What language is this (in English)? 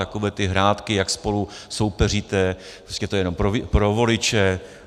Czech